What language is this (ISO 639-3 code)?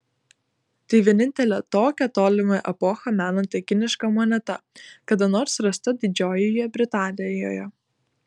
lit